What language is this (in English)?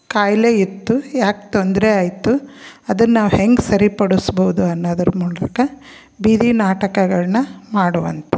Kannada